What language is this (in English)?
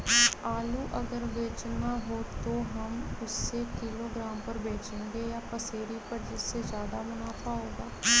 Magahi